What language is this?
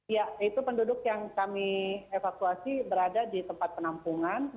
Indonesian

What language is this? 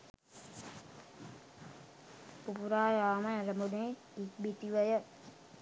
Sinhala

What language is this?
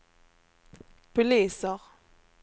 Swedish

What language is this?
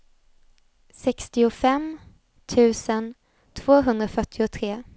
Swedish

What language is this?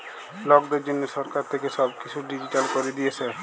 Bangla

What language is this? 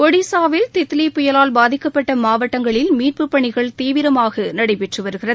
Tamil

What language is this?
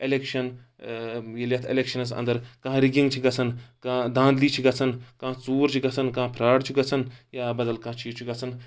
Kashmiri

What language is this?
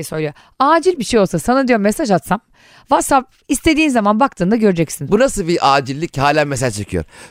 Turkish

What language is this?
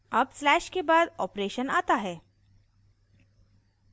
Hindi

